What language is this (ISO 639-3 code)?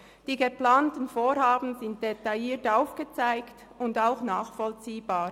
gsw